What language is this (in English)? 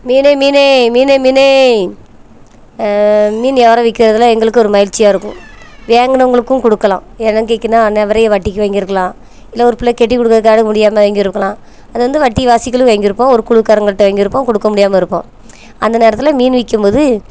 Tamil